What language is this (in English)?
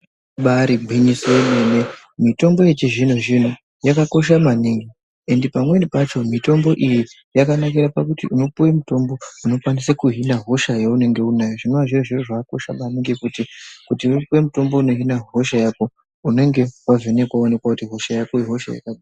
Ndau